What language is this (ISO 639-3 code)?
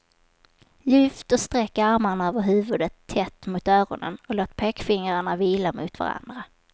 swe